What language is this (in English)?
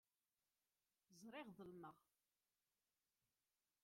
Kabyle